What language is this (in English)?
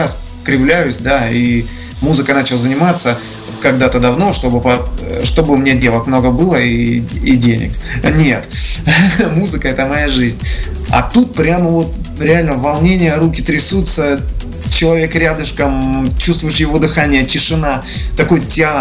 Russian